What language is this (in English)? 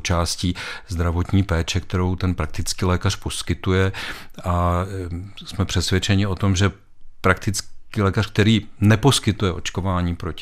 Czech